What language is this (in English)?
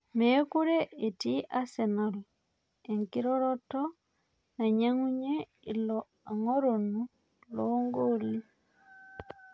Masai